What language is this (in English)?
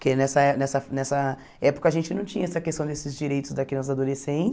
Portuguese